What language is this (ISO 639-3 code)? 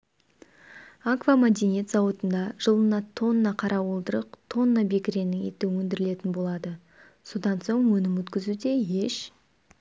kaz